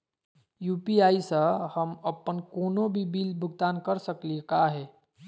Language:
Magahi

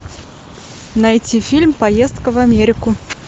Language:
Russian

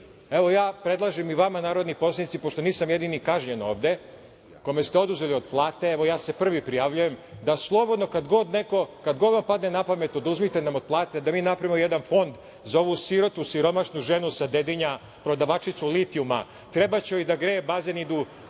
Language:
Serbian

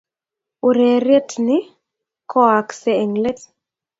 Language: Kalenjin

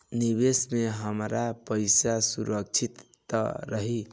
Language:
Bhojpuri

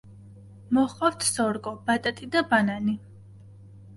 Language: Georgian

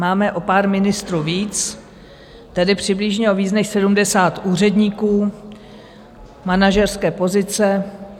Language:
Czech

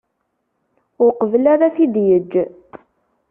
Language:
Kabyle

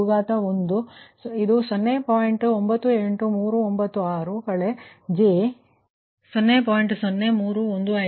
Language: Kannada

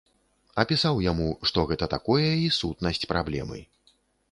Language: Belarusian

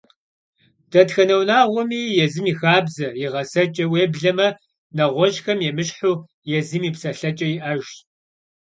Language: Kabardian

